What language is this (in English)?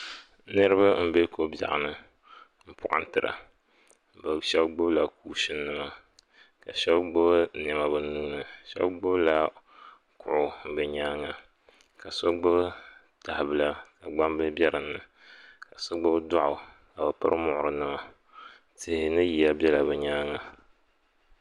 Dagbani